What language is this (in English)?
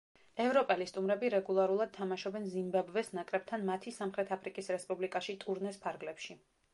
Georgian